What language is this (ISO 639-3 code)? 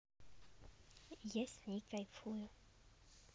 rus